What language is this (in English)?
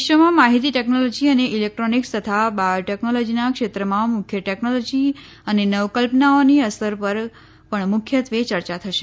Gujarati